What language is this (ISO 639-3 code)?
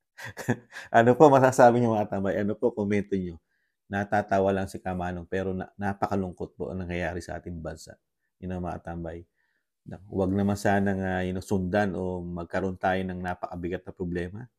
fil